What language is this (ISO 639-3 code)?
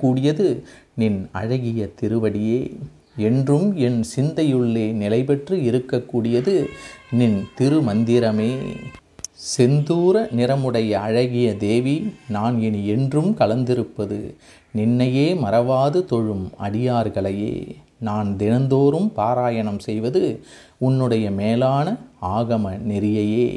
tam